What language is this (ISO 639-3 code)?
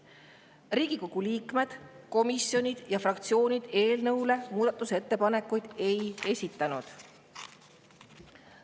est